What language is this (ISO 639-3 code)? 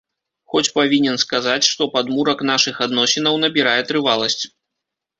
bel